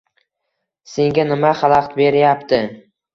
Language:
Uzbek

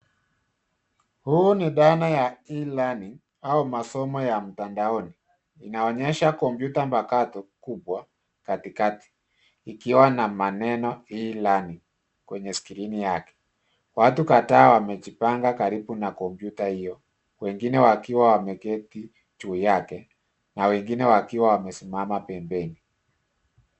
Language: Swahili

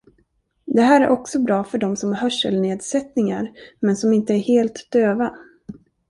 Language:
Swedish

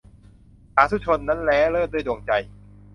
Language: Thai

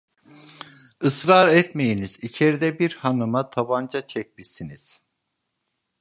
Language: Turkish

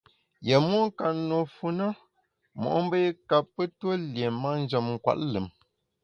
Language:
Bamun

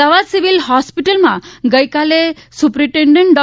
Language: Gujarati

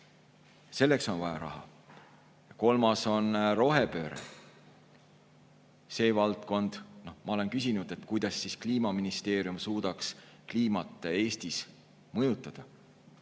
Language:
Estonian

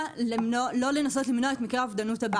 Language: Hebrew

